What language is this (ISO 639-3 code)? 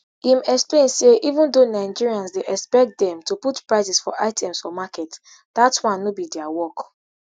pcm